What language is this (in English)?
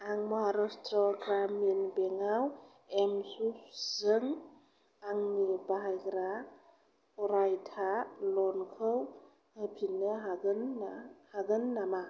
Bodo